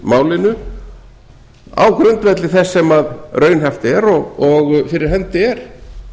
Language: Icelandic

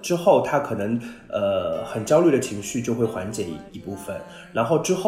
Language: Chinese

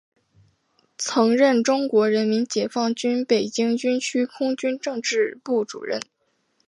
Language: Chinese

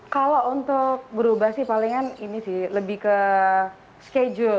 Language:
Indonesian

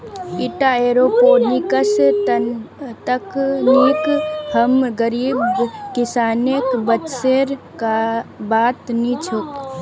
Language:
Magahi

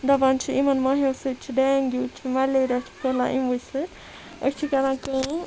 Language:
Kashmiri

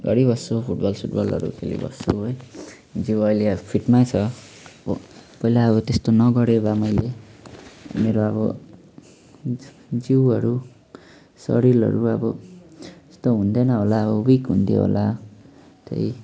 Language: Nepali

